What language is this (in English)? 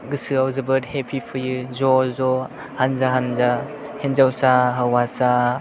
Bodo